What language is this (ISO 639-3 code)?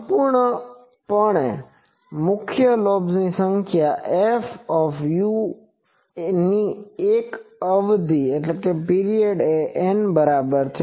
guj